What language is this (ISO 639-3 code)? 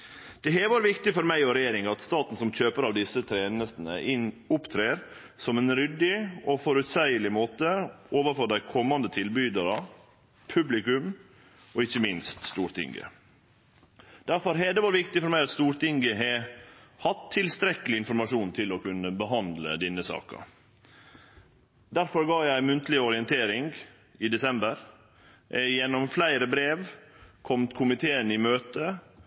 nno